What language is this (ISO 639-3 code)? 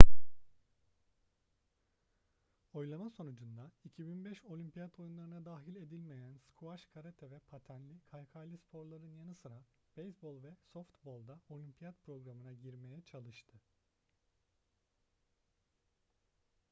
tur